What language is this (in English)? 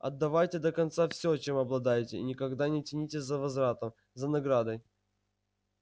Russian